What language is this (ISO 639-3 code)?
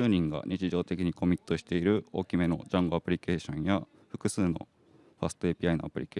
jpn